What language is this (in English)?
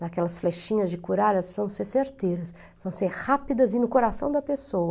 Portuguese